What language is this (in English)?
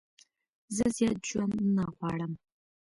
Pashto